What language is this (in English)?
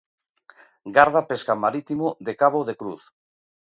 Galician